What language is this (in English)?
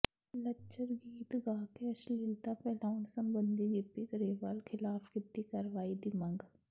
Punjabi